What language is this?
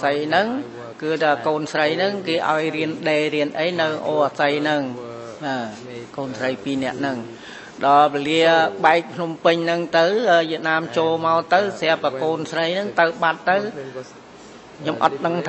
Vietnamese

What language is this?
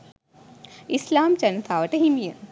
Sinhala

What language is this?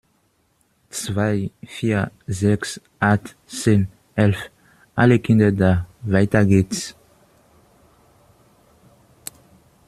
German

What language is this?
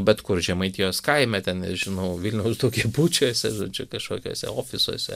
Lithuanian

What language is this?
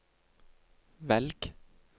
Norwegian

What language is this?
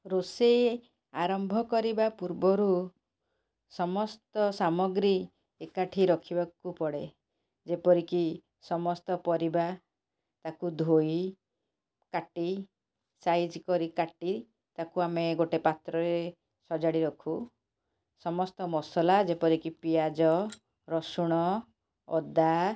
Odia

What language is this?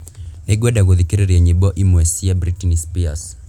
Kikuyu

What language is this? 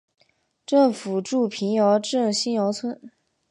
Chinese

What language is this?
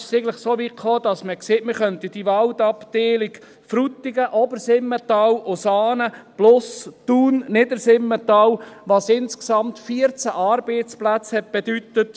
Swiss German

